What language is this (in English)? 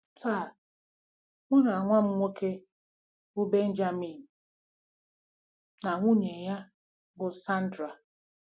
Igbo